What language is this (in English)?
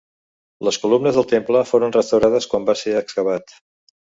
Catalan